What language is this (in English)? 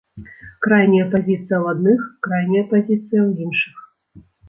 Belarusian